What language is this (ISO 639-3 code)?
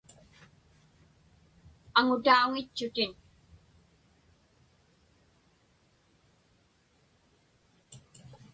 ipk